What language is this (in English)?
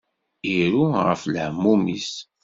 Kabyle